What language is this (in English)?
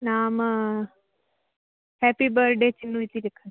Sanskrit